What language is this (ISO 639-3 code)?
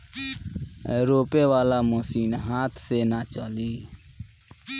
bho